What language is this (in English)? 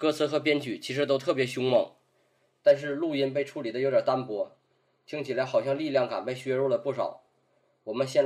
Chinese